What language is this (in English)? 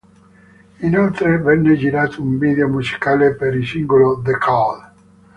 Italian